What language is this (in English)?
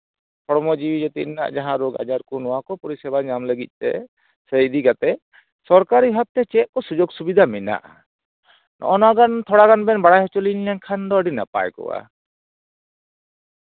Santali